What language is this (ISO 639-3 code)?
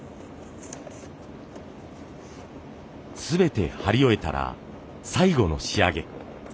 jpn